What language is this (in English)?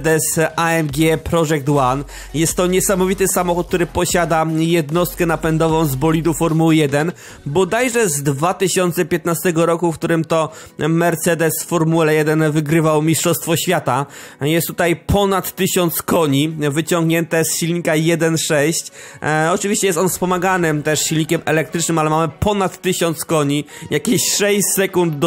Polish